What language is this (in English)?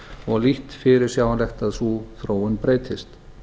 Icelandic